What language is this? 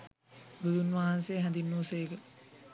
Sinhala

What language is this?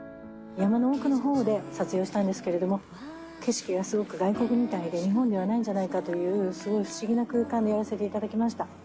Japanese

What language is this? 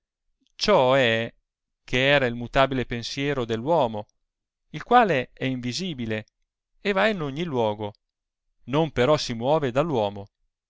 Italian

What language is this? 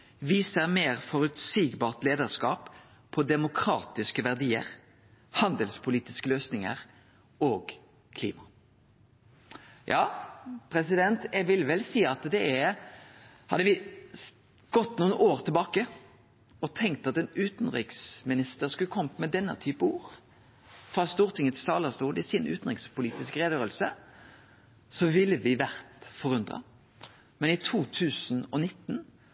Norwegian Nynorsk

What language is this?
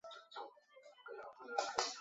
Chinese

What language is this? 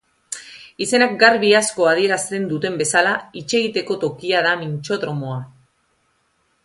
Basque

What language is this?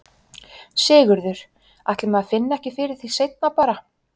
Icelandic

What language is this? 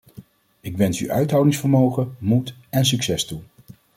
Dutch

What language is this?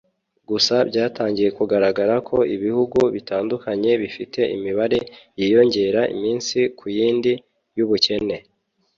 Kinyarwanda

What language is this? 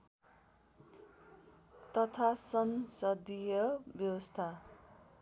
Nepali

